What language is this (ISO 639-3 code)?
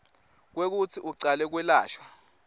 ssw